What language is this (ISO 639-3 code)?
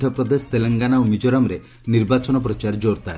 ori